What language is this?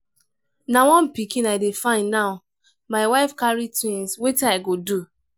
Nigerian Pidgin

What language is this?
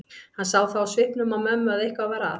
Icelandic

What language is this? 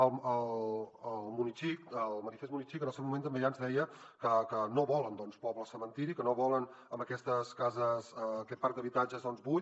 Catalan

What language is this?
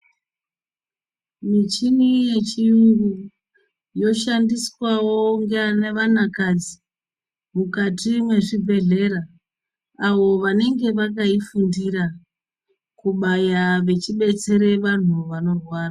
Ndau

